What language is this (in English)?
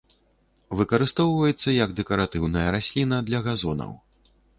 Belarusian